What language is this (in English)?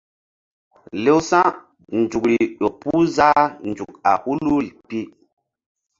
Mbum